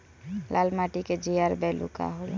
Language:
Bhojpuri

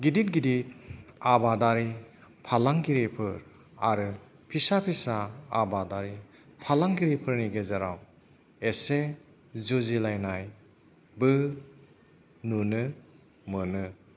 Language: Bodo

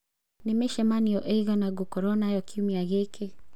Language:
Kikuyu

